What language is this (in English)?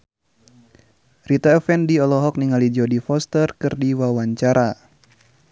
Sundanese